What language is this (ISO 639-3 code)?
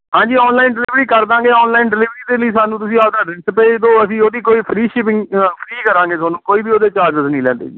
pan